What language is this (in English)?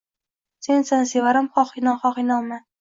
Uzbek